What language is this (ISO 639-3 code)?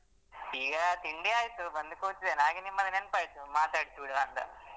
kan